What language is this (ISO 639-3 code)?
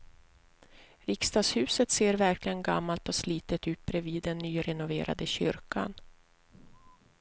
swe